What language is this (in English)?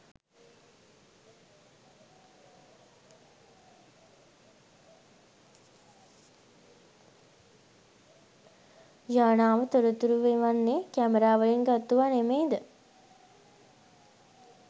Sinhala